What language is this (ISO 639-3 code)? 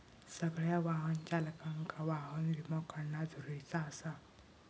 mar